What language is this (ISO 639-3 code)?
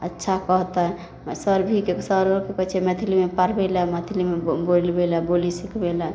mai